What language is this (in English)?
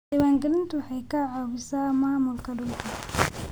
Somali